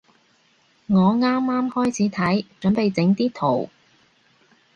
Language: Cantonese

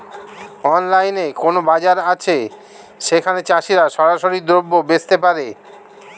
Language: Bangla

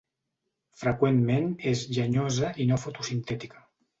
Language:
Catalan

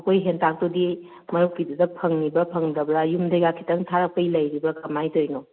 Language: Manipuri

